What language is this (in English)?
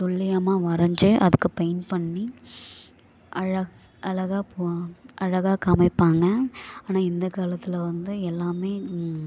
Tamil